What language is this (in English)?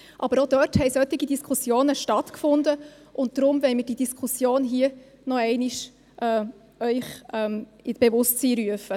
Swiss German